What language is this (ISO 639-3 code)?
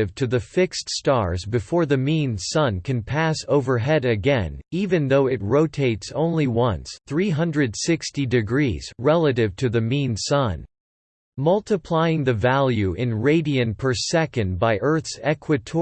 eng